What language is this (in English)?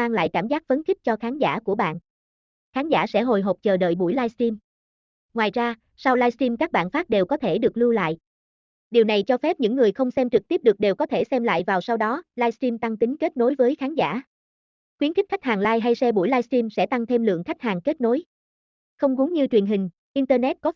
Vietnamese